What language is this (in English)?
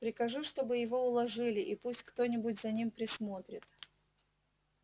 Russian